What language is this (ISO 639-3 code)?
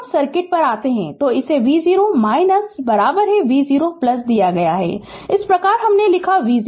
hin